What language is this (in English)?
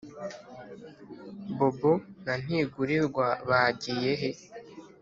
Kinyarwanda